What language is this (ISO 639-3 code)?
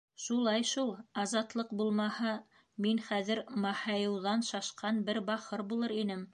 bak